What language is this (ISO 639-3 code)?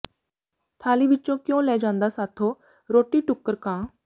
pan